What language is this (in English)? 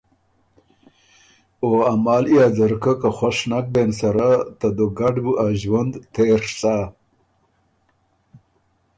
Ormuri